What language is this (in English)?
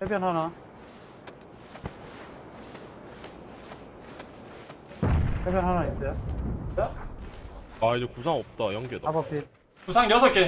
Korean